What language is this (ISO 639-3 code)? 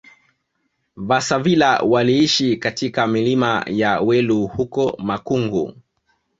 swa